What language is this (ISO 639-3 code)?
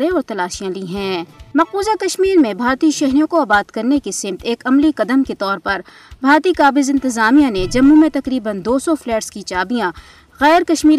urd